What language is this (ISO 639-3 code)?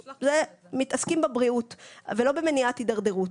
heb